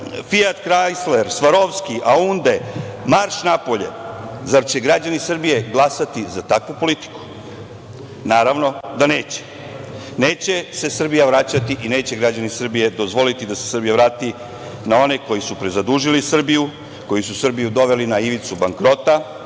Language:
Serbian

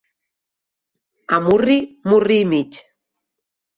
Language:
Catalan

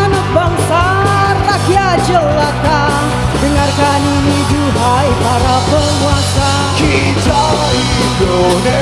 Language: Indonesian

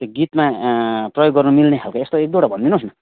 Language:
Nepali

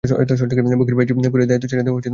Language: Bangla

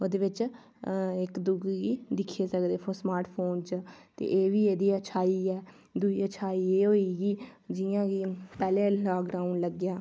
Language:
Dogri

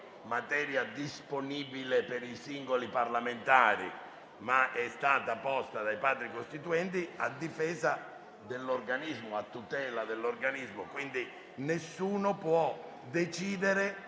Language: Italian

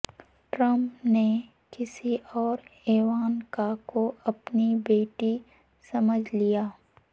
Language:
Urdu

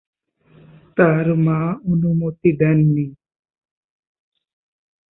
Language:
Bangla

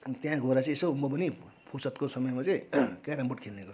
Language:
Nepali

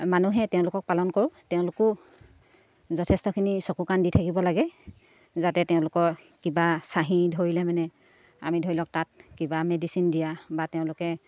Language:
Assamese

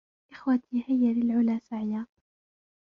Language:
Arabic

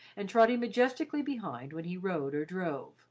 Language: English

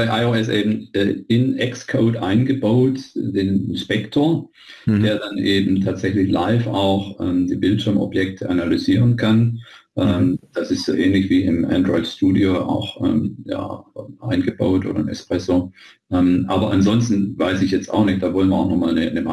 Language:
German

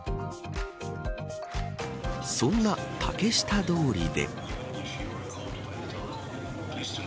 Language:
Japanese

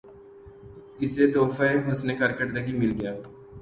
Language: Urdu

